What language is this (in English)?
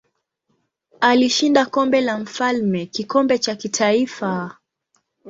Swahili